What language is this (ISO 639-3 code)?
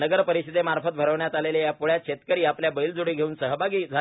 mar